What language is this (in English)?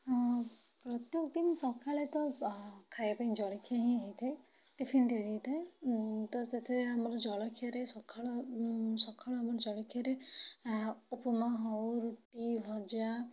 Odia